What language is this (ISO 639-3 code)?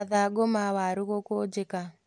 kik